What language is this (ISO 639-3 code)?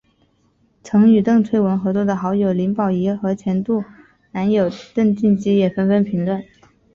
zho